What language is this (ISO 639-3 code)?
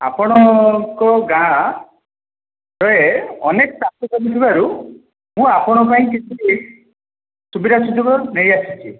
ori